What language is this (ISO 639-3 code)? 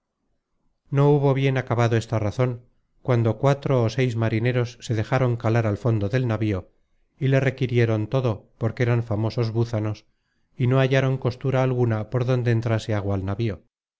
spa